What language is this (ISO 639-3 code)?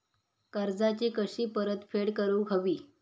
mar